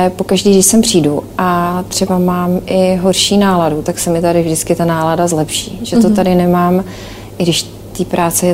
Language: Czech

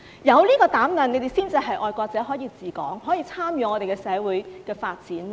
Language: Cantonese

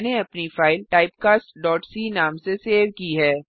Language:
Hindi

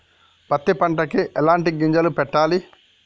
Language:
Telugu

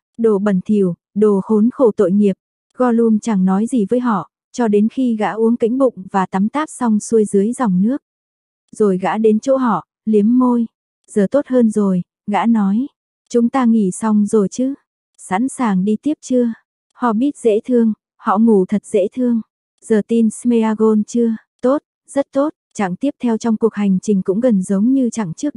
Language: Vietnamese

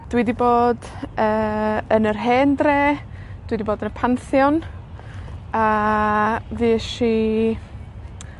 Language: Welsh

